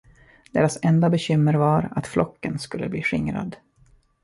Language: Swedish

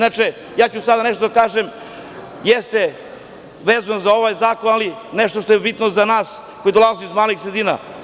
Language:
Serbian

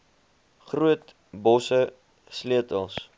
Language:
Afrikaans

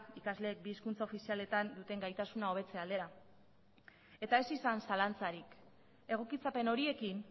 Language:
Basque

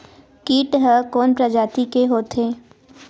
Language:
Chhattisgarhi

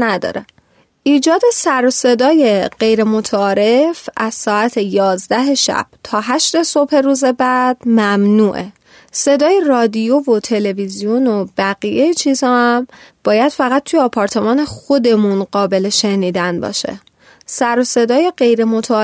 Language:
Persian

